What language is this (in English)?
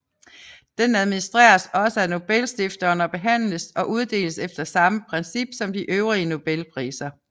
Danish